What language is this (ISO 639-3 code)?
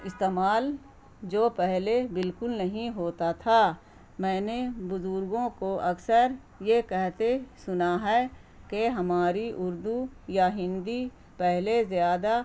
urd